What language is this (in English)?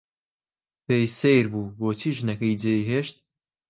Central Kurdish